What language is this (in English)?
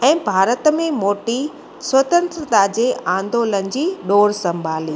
Sindhi